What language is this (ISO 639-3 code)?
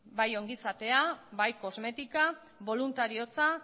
eus